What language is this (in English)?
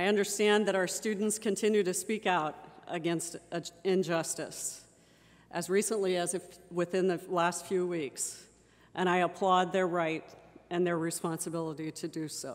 English